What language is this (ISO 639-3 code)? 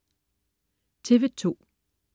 dan